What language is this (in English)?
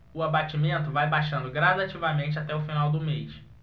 Portuguese